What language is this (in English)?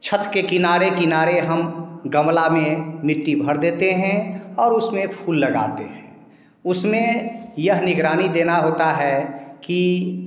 Hindi